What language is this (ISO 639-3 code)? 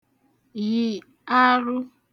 ibo